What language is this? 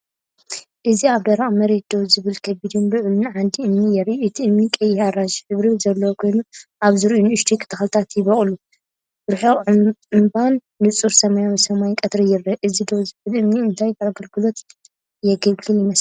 Tigrinya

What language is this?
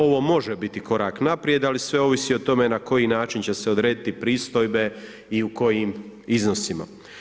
Croatian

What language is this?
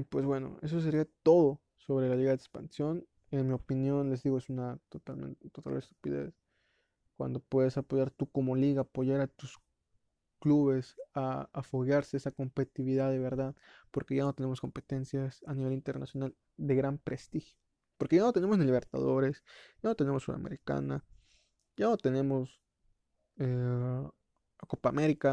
Spanish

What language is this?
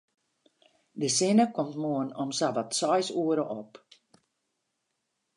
Western Frisian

